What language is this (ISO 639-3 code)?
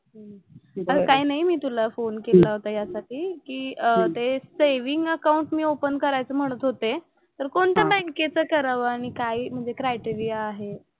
mar